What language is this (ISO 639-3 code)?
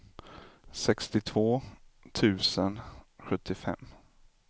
swe